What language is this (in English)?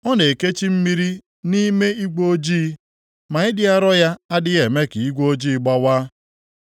Igbo